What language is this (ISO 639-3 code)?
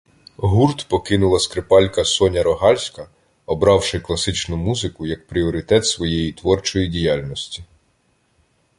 ukr